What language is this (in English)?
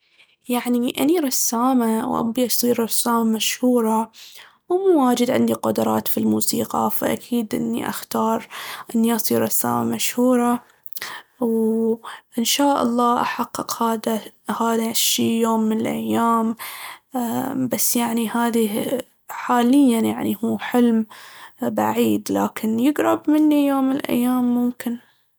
Baharna Arabic